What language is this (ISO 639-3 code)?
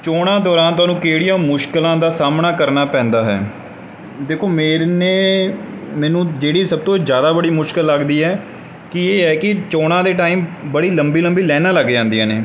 pan